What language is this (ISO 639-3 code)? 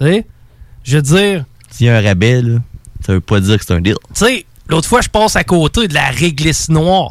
fra